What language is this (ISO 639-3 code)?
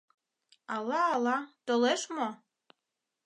chm